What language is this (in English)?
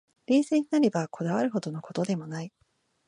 Japanese